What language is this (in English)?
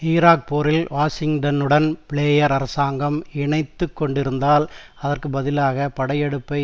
Tamil